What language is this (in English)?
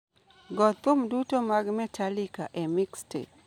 Luo (Kenya and Tanzania)